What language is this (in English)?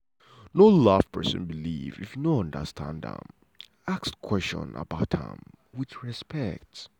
Nigerian Pidgin